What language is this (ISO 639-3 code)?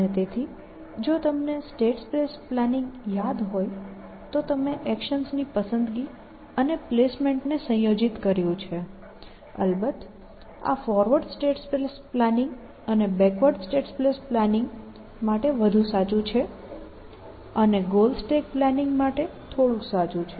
guj